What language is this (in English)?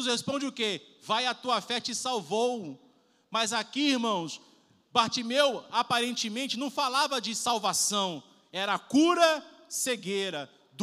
Portuguese